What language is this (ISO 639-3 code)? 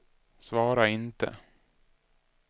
swe